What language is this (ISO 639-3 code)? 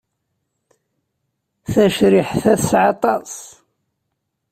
kab